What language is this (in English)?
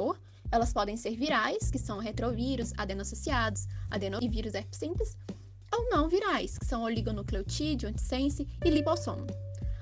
Portuguese